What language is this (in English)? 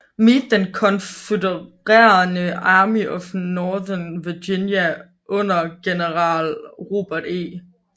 Danish